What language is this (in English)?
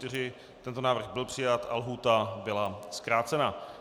Czech